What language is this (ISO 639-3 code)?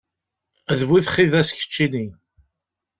kab